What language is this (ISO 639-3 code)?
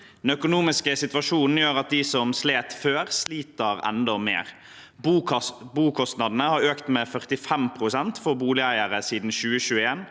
nor